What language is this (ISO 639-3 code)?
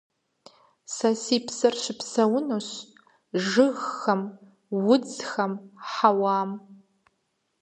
kbd